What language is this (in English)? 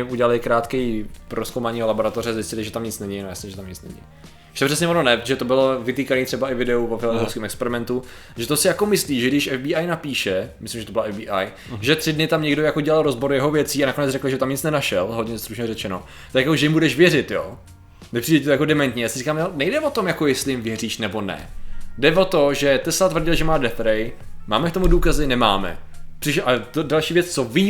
Czech